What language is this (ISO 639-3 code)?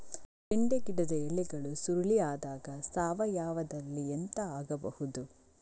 kan